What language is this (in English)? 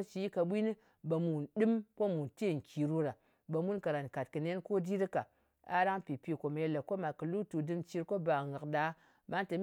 Ngas